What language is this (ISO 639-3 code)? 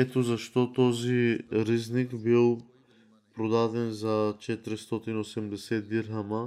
bul